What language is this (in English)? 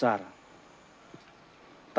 Indonesian